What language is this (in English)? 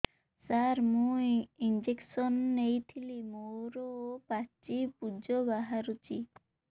Odia